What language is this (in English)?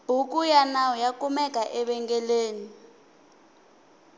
Tsonga